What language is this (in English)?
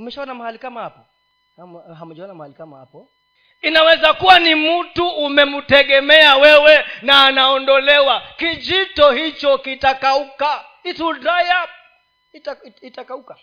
Swahili